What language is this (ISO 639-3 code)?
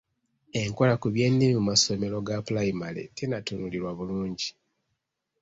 lug